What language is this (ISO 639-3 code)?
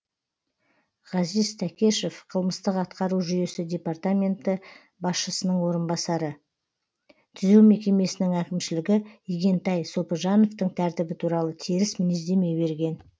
kaz